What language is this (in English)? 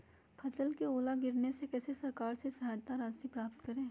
Magahi